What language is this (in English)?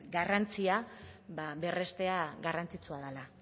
Basque